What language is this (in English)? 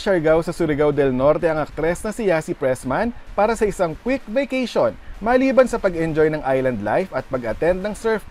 Filipino